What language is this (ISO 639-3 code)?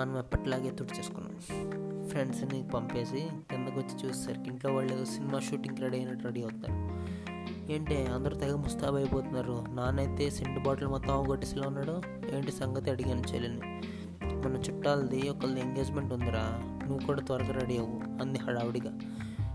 tel